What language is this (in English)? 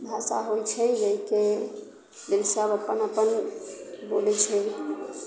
Maithili